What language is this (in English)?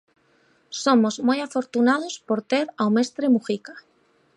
Galician